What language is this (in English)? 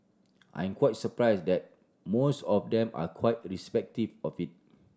English